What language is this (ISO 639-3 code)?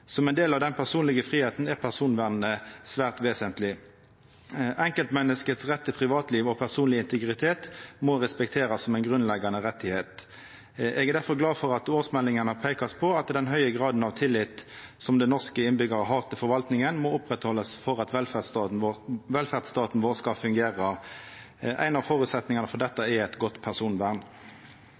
nno